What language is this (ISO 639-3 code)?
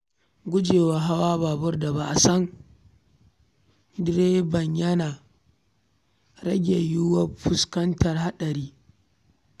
hau